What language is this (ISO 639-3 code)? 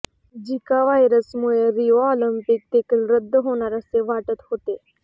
mar